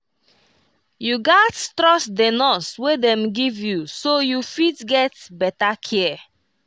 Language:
Nigerian Pidgin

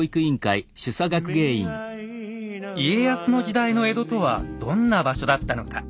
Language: Japanese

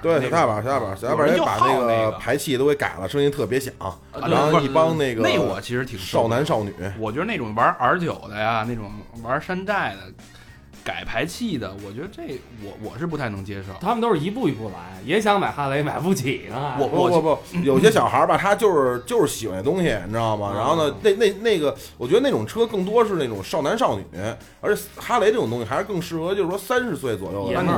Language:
Chinese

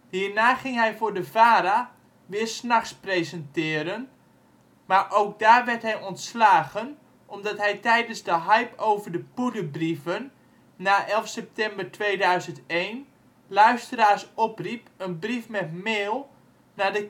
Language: Dutch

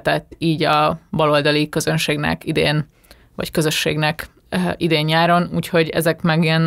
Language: Hungarian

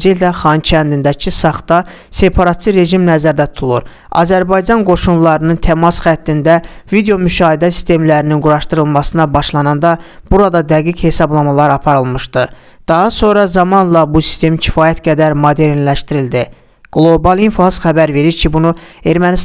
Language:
Turkish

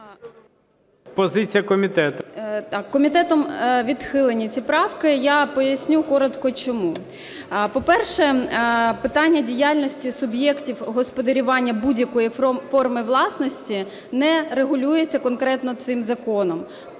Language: Ukrainian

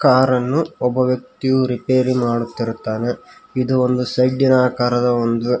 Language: Kannada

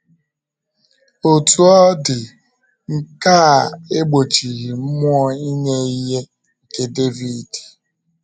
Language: Igbo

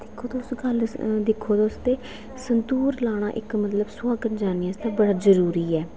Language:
Dogri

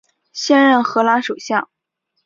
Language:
Chinese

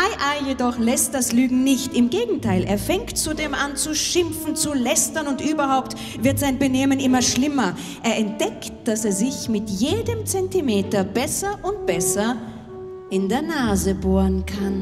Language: German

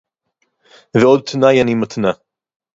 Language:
Hebrew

